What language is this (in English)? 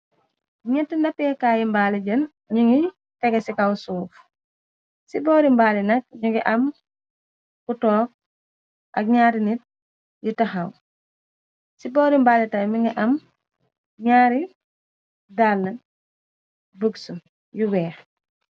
Wolof